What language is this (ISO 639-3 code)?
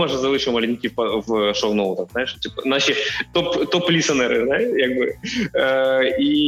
ukr